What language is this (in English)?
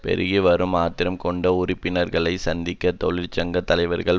Tamil